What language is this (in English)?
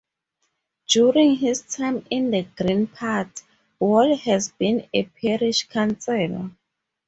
English